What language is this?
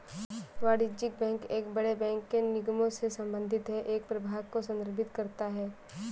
Hindi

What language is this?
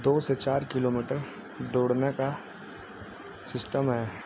Urdu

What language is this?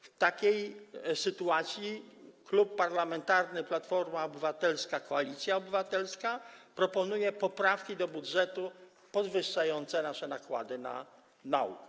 Polish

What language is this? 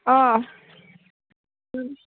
Bodo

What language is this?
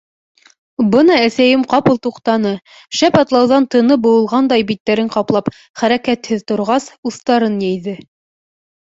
Bashkir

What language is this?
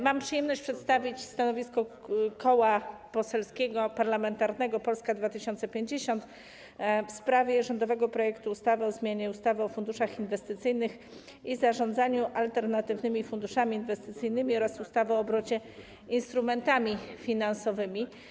Polish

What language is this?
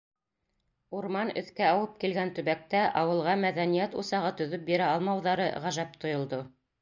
Bashkir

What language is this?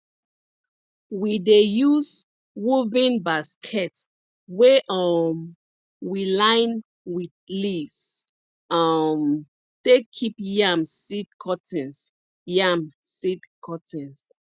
Nigerian Pidgin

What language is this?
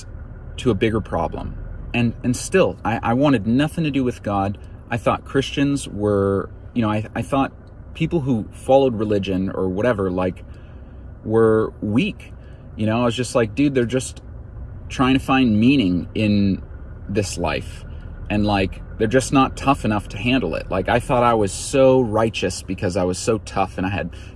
English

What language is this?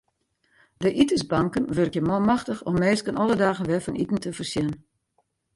Western Frisian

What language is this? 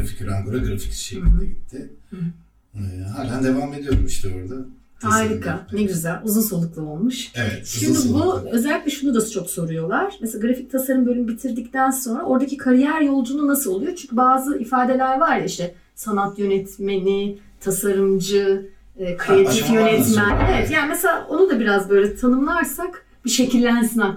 Turkish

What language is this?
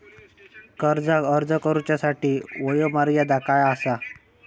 Marathi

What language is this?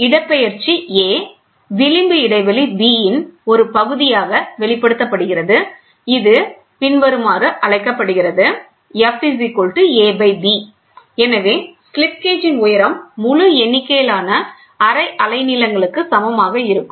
Tamil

